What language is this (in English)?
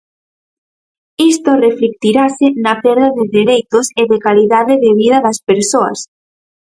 Galician